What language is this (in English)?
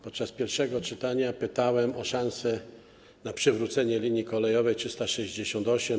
Polish